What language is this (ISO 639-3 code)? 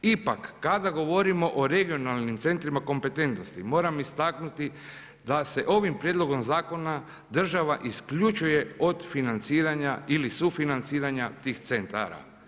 hrv